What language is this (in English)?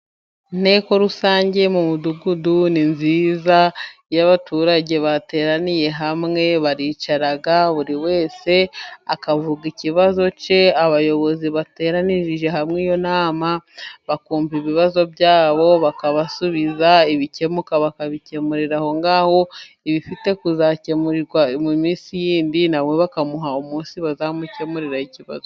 Kinyarwanda